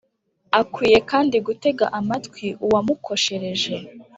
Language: Kinyarwanda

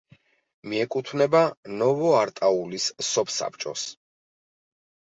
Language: Georgian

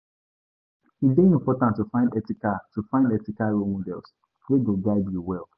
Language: Nigerian Pidgin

